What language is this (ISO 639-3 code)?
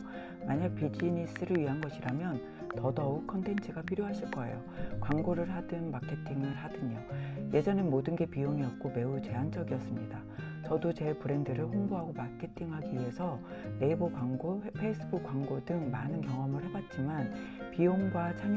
kor